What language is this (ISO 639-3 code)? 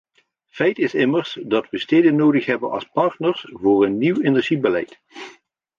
nld